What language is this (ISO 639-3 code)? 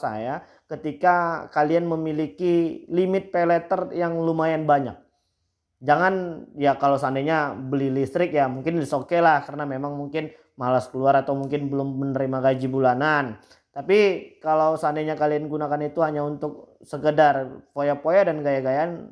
ind